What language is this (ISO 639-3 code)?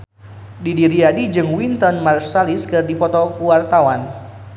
sun